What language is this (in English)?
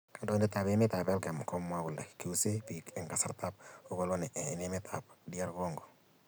Kalenjin